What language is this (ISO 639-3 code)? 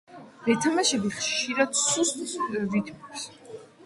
kat